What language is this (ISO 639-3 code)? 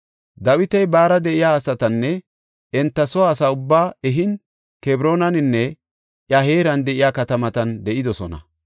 gof